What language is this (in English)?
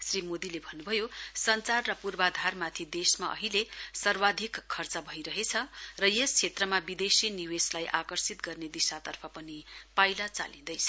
Nepali